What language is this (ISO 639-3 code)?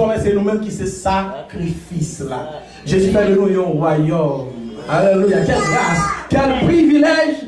fra